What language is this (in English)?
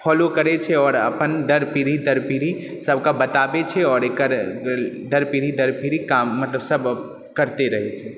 Maithili